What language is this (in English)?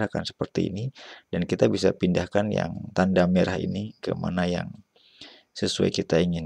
Indonesian